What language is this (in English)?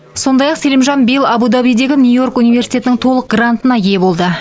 Kazakh